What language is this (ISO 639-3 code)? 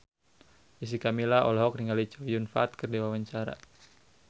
sun